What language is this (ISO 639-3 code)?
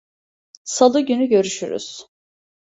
tur